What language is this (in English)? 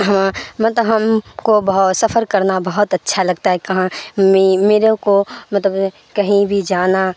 Urdu